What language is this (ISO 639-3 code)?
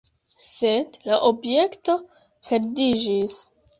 epo